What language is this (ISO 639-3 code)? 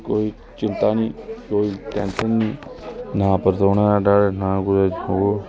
doi